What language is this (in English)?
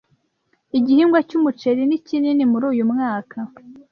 Kinyarwanda